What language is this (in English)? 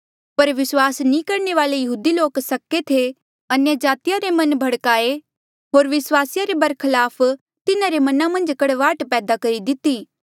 Mandeali